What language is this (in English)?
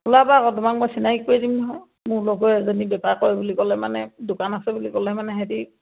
Assamese